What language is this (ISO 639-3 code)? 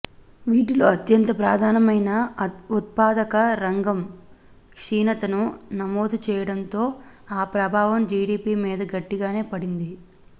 tel